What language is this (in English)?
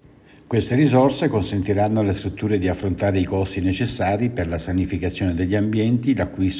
Italian